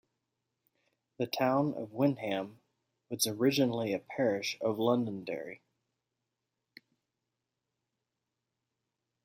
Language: English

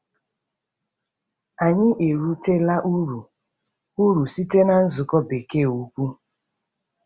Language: Igbo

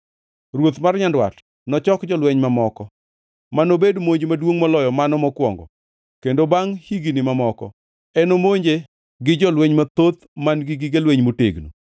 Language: Luo (Kenya and Tanzania)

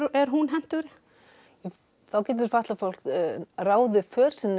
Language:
Icelandic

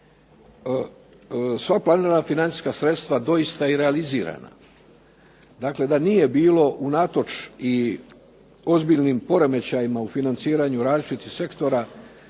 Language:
Croatian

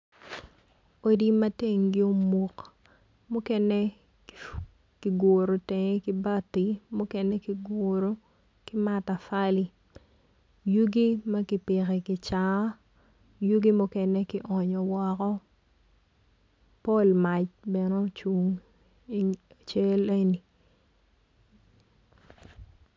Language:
Acoli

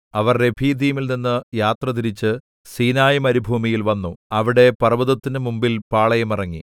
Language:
Malayalam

